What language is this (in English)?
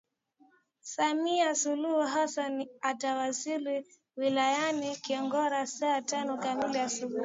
Swahili